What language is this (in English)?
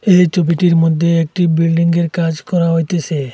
Bangla